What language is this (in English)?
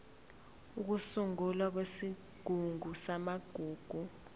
Zulu